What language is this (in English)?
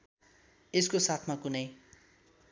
Nepali